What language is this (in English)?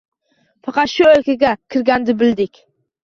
Uzbek